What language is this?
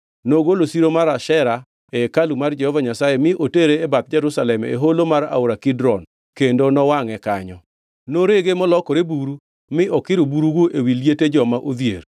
Luo (Kenya and Tanzania)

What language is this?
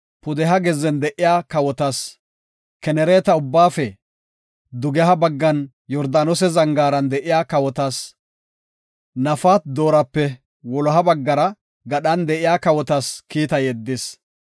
Gofa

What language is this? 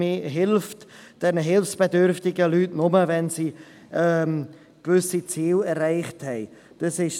Swiss German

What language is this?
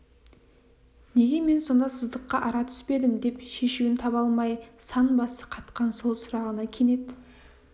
Kazakh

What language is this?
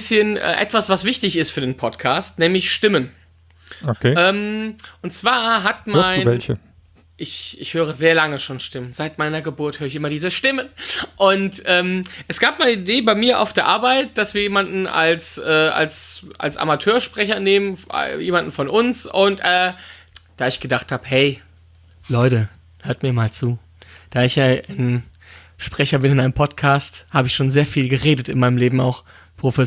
German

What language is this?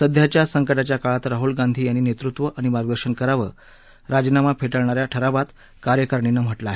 Marathi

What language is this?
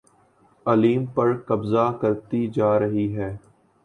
Urdu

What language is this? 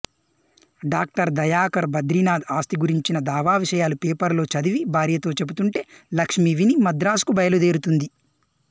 Telugu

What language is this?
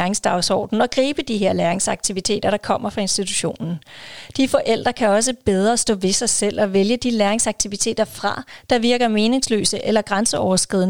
Danish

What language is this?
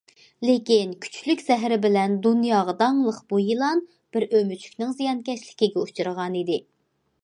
Uyghur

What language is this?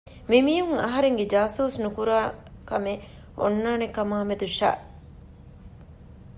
Divehi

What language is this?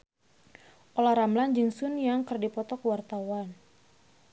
Sundanese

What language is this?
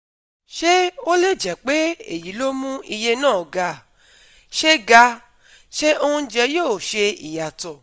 Yoruba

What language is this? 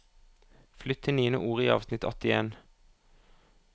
Norwegian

